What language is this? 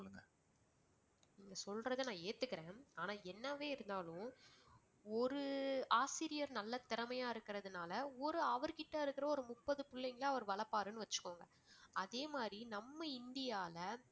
Tamil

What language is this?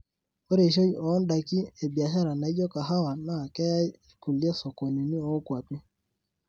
Masai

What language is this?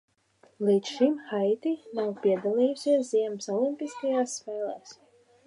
Latvian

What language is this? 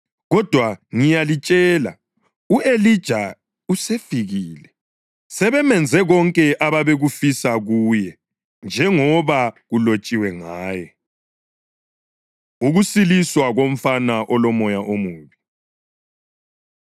North Ndebele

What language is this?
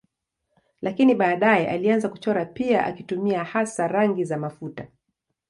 Swahili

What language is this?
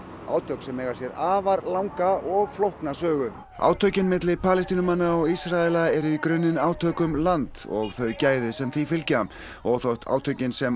Icelandic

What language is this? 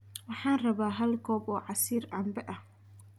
Somali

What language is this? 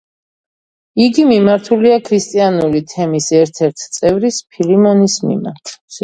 Georgian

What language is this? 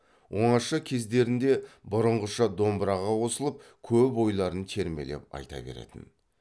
Kazakh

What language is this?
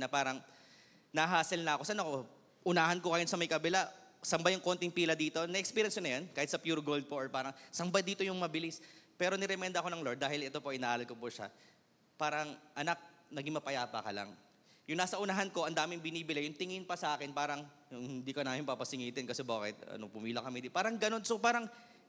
Filipino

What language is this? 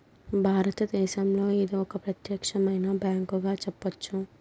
Telugu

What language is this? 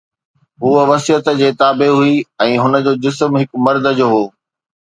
Sindhi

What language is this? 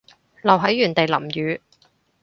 Cantonese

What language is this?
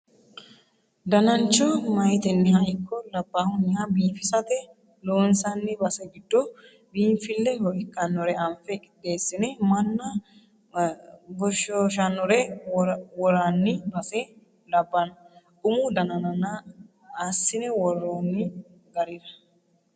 Sidamo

